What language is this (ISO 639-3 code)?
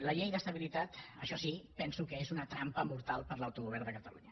cat